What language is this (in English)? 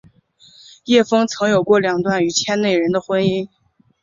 Chinese